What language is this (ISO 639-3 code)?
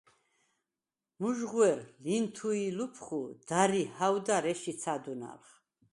sva